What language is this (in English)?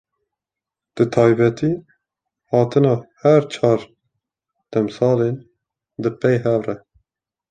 Kurdish